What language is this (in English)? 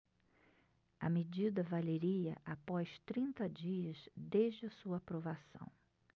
Portuguese